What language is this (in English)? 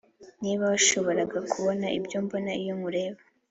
Kinyarwanda